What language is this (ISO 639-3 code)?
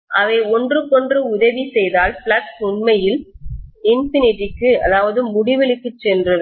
tam